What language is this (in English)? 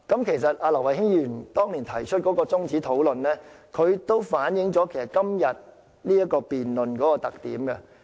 Cantonese